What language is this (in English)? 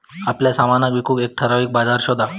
Marathi